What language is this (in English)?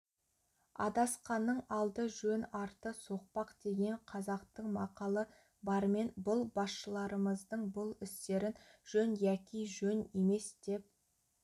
Kazakh